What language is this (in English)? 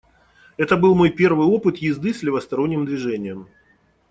Russian